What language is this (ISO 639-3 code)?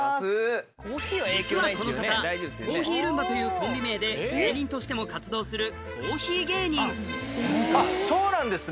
jpn